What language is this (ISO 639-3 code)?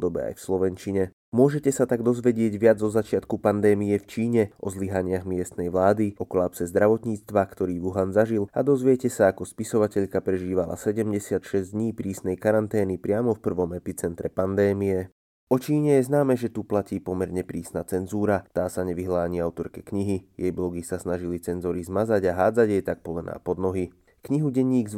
slk